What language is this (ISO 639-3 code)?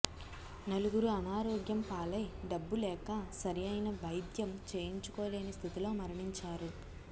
tel